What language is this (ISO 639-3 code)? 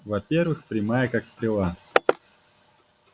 rus